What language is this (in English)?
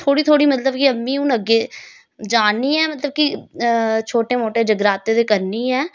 Dogri